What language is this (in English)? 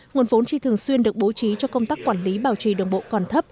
Vietnamese